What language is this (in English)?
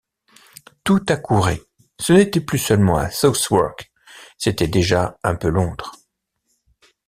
French